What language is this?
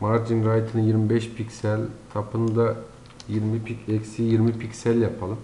Turkish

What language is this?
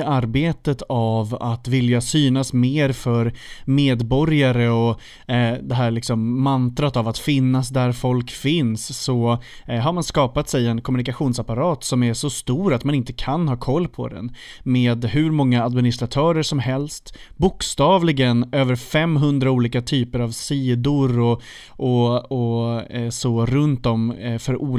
Swedish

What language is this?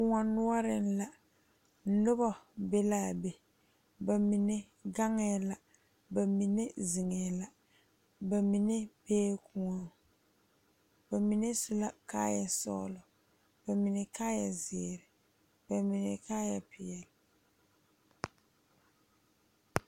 Southern Dagaare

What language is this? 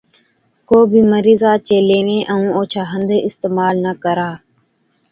Od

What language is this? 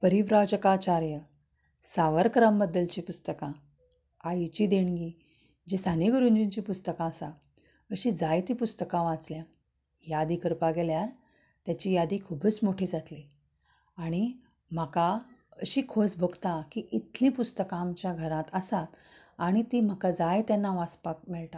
Konkani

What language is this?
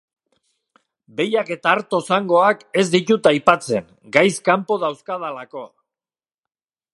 Basque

